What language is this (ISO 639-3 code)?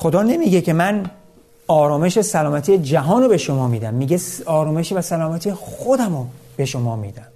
fas